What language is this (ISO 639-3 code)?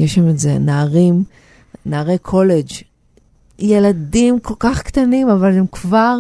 heb